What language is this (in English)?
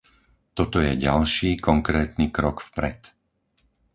Slovak